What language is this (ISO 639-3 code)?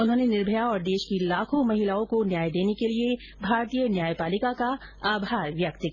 hin